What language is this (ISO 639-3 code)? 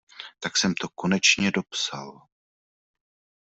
ces